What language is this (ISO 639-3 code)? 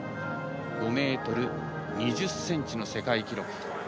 jpn